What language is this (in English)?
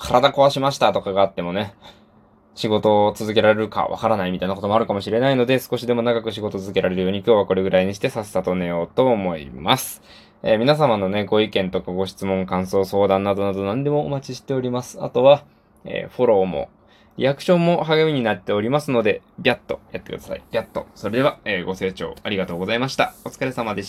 Japanese